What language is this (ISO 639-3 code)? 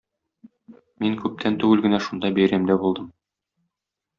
tat